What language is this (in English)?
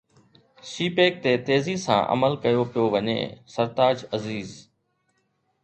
Sindhi